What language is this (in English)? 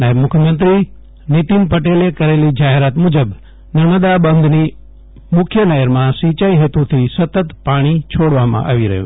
Gujarati